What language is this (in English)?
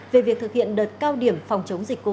Vietnamese